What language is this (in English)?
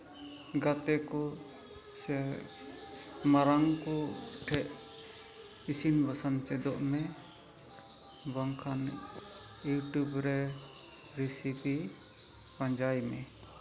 Santali